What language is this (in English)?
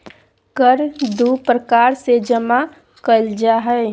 Magahi